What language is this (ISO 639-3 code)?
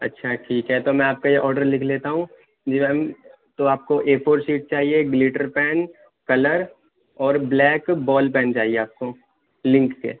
urd